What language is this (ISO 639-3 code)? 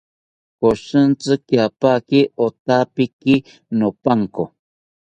cpy